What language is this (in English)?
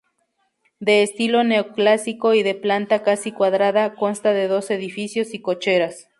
Spanish